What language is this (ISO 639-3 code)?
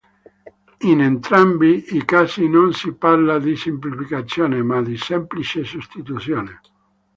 ita